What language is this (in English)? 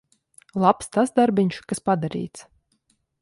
Latvian